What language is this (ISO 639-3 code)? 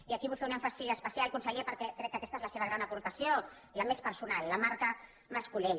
cat